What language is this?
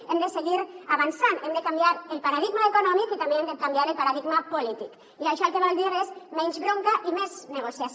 Catalan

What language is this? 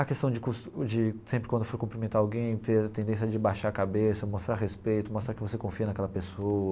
Portuguese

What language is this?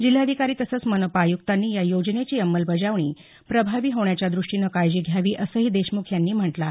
Marathi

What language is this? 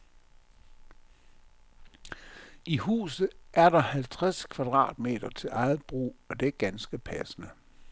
Danish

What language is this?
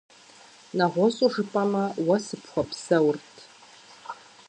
Kabardian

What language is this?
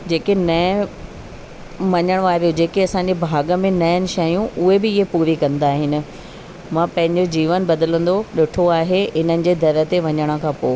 Sindhi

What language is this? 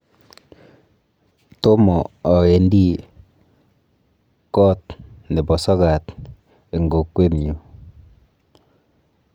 Kalenjin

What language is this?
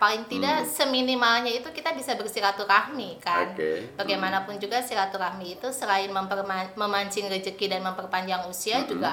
Indonesian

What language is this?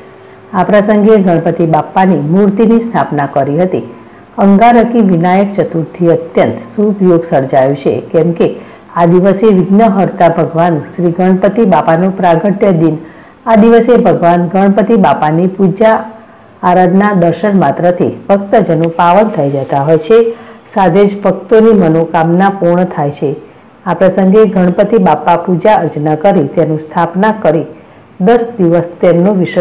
Gujarati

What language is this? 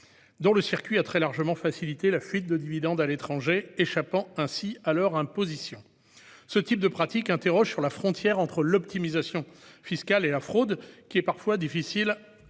French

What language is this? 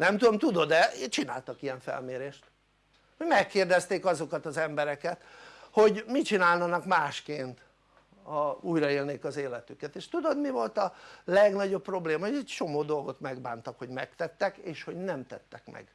Hungarian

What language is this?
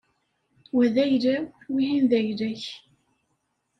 Kabyle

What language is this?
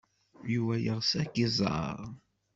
Kabyle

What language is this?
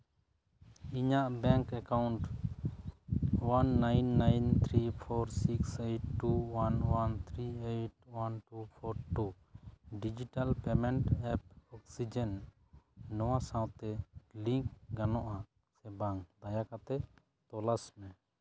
Santali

